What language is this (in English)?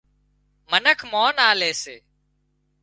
Wadiyara Koli